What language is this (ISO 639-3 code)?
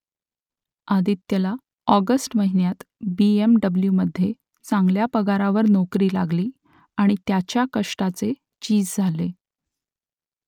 mar